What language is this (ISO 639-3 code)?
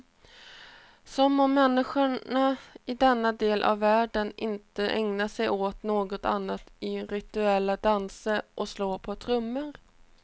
swe